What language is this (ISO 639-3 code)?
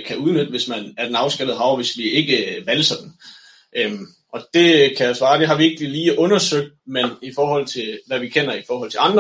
dan